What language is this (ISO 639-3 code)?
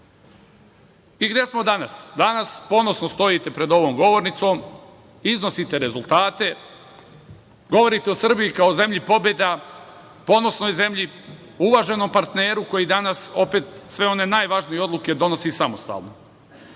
srp